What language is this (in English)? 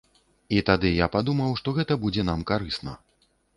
Belarusian